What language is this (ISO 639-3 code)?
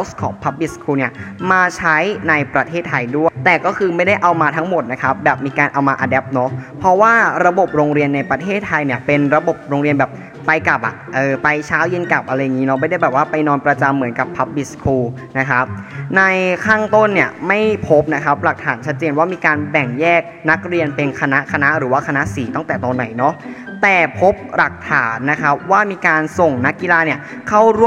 tha